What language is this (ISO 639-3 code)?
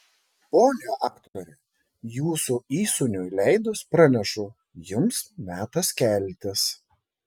lit